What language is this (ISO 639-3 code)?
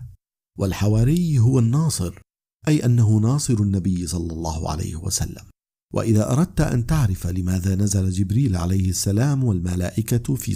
ara